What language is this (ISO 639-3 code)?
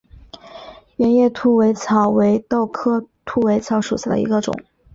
zho